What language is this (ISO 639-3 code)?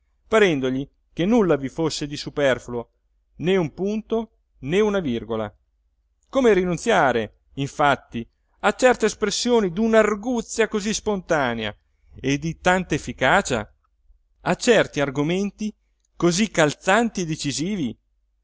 ita